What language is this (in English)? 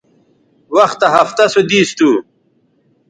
Bateri